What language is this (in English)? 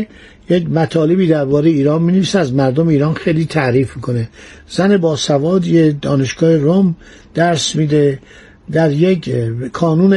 Persian